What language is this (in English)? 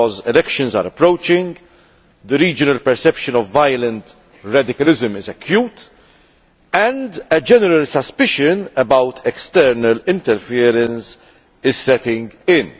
English